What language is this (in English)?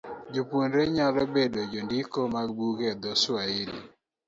Luo (Kenya and Tanzania)